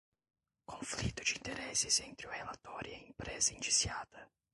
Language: Portuguese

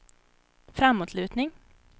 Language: Swedish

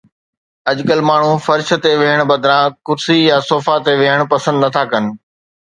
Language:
Sindhi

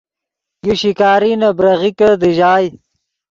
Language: Yidgha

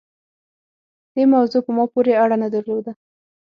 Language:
Pashto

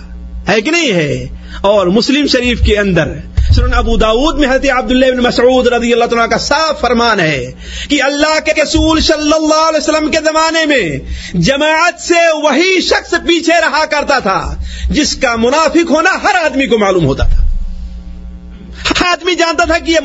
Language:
Urdu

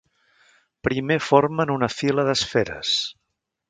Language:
Catalan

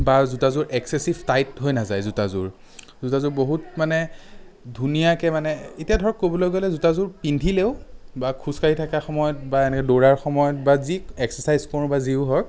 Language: Assamese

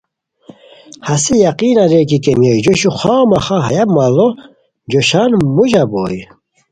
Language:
Khowar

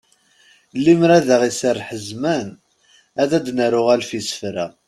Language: Kabyle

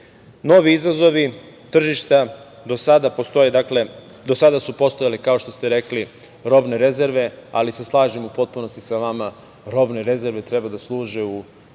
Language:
Serbian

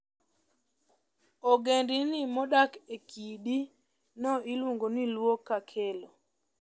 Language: Luo (Kenya and Tanzania)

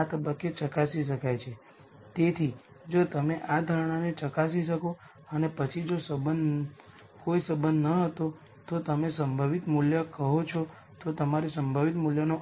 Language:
Gujarati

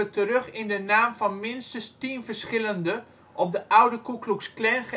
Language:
Dutch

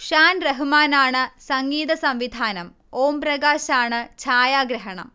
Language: Malayalam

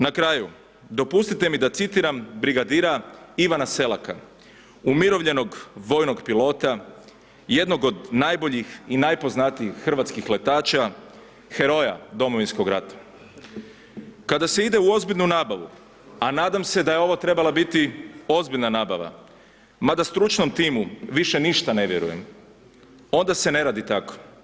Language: Croatian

